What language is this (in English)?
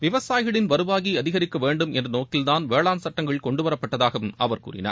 Tamil